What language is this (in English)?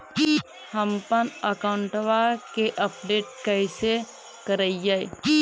Magahi